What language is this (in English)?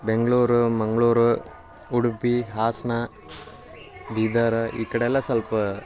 Kannada